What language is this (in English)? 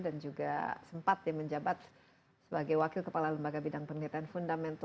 Indonesian